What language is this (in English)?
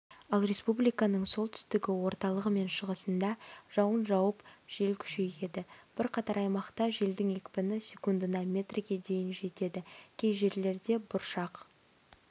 Kazakh